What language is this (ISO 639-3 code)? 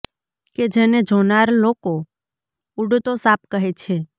guj